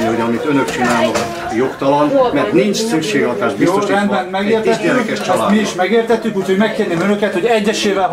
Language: Hungarian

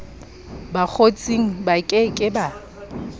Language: Southern Sotho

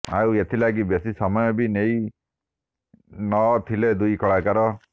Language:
Odia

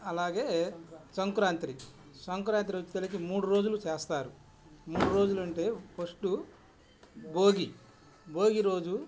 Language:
Telugu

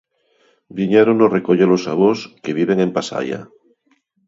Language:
Galician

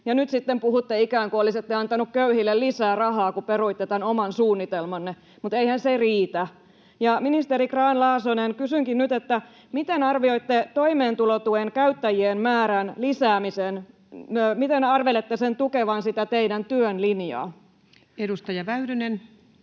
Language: Finnish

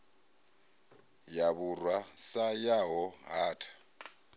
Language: Venda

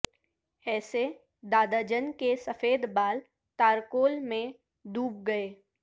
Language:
Urdu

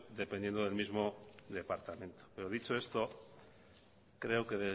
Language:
Spanish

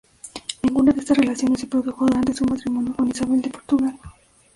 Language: Spanish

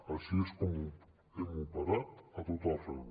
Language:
Catalan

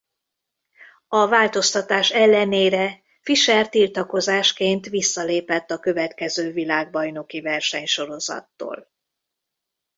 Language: Hungarian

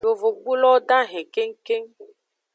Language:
Aja (Benin)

